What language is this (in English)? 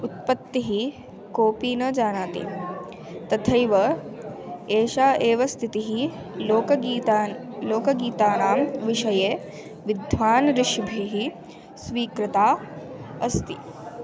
Sanskrit